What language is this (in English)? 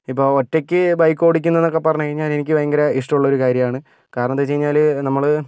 Malayalam